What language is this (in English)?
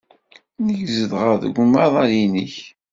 Kabyle